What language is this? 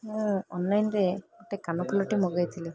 Odia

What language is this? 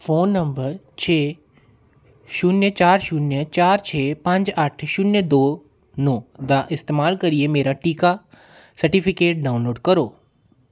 Dogri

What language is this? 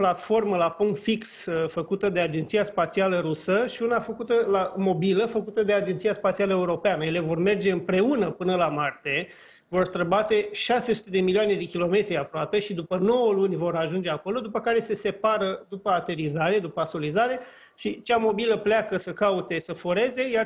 Romanian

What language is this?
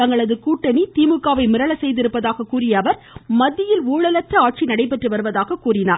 Tamil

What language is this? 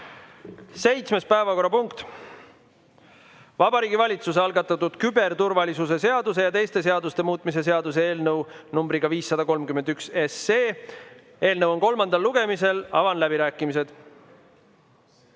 Estonian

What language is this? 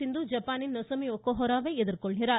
Tamil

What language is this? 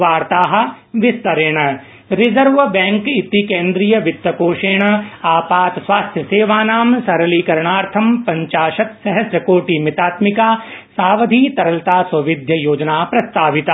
Sanskrit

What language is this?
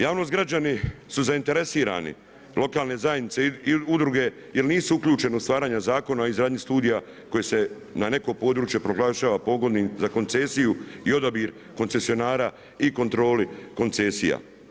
Croatian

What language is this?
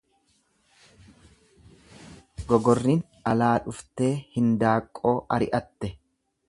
Oromo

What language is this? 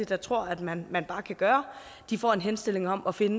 Danish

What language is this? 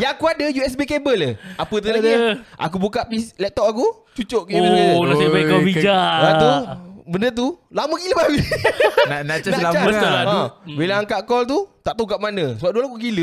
Malay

